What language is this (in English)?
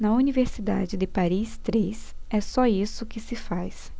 Portuguese